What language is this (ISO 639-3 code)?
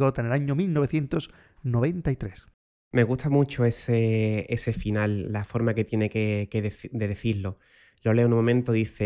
spa